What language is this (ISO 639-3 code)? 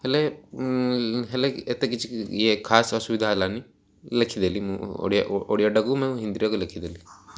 ori